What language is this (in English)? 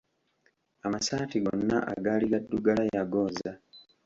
Ganda